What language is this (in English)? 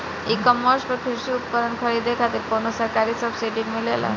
Bhojpuri